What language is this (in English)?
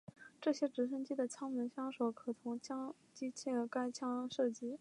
Chinese